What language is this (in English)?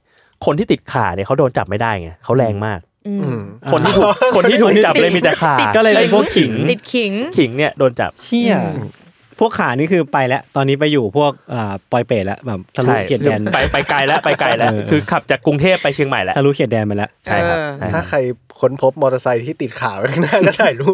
Thai